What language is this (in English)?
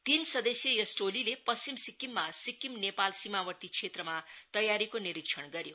Nepali